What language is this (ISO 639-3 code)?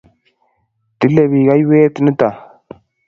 kln